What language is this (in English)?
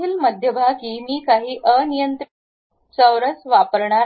Marathi